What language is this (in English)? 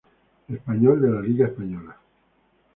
Spanish